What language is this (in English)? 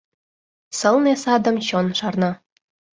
Mari